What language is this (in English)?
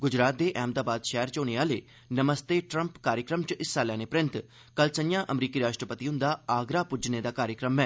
Dogri